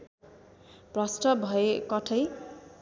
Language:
Nepali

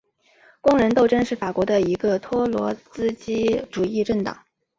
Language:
Chinese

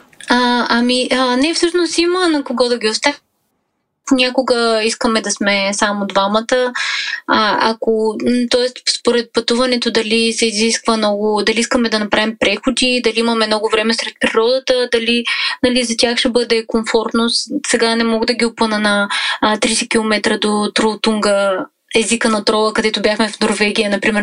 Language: Bulgarian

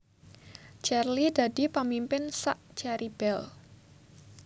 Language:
Javanese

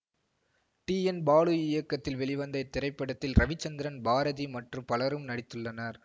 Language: Tamil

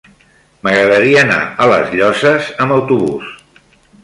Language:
Catalan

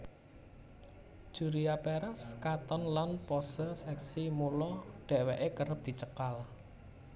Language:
Javanese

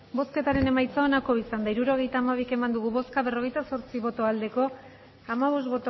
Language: Basque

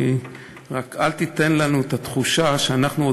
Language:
Hebrew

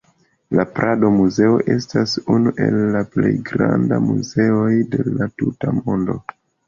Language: Esperanto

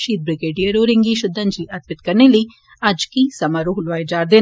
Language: Dogri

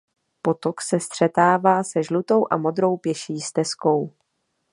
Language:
Czech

